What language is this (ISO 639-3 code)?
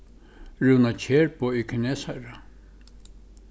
fao